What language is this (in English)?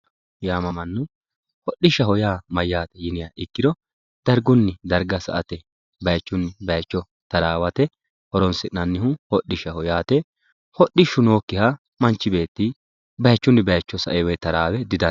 Sidamo